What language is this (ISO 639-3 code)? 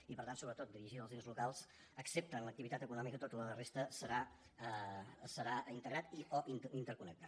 cat